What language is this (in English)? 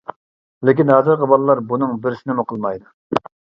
Uyghur